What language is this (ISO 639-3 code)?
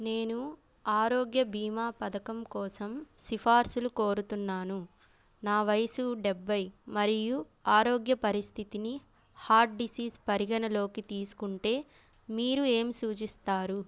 tel